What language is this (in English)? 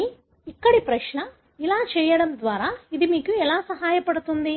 Telugu